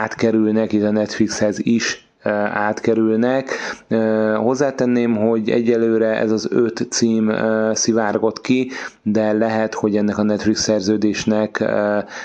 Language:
Hungarian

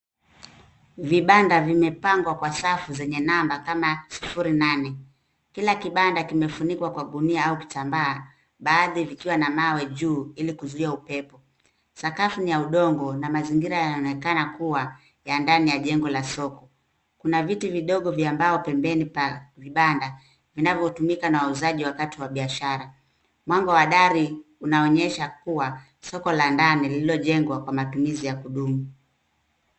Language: Swahili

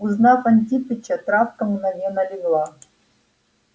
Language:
Russian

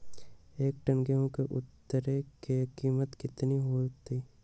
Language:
Magahi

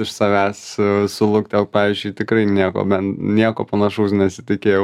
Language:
Lithuanian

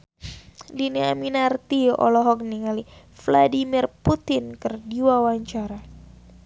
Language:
Sundanese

